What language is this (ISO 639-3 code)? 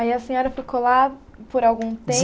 por